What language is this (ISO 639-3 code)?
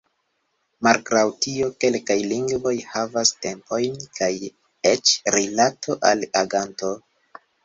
epo